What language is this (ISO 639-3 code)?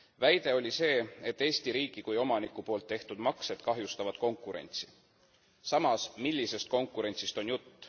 est